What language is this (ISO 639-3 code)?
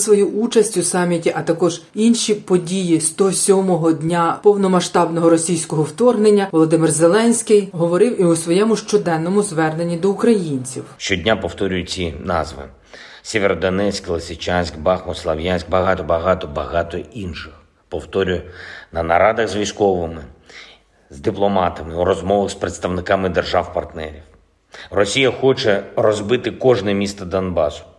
ukr